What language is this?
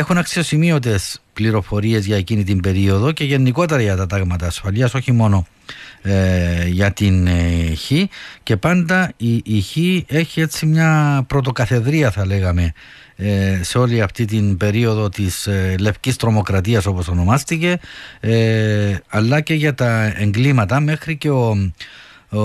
Greek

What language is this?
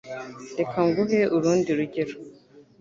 Kinyarwanda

